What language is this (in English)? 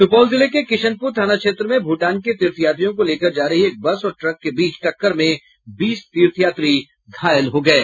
Hindi